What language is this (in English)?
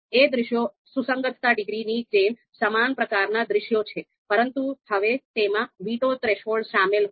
Gujarati